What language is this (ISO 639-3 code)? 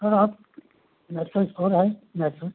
hin